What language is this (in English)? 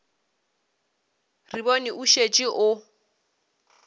Northern Sotho